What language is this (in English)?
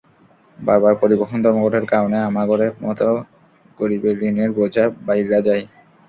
Bangla